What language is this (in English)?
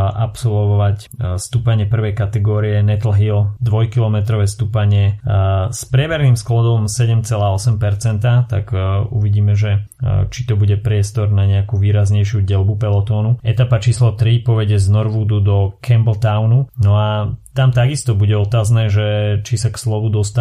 Slovak